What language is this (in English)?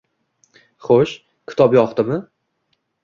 Uzbek